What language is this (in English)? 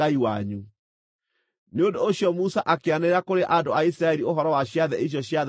Kikuyu